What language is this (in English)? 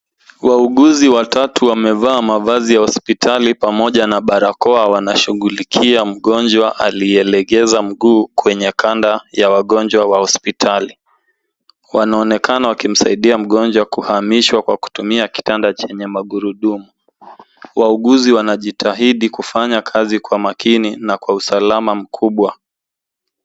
Swahili